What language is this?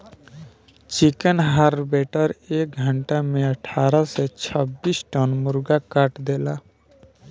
Bhojpuri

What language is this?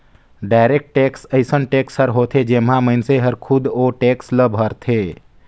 Chhattisgarhi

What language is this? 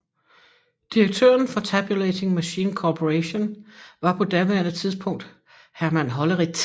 Danish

